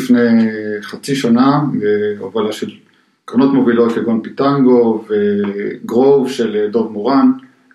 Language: Hebrew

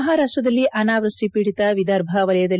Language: Kannada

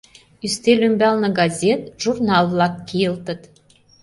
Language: Mari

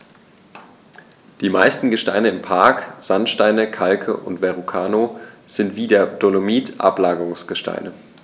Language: German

